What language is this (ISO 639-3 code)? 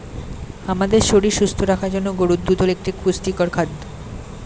ben